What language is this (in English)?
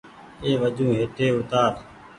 Goaria